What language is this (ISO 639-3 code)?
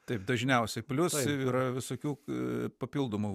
lit